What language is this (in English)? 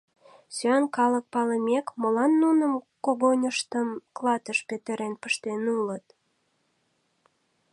Mari